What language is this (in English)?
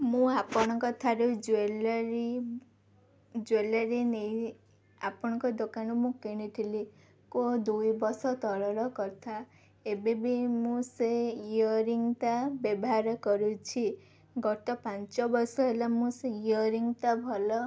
Odia